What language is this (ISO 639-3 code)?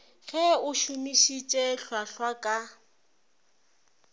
nso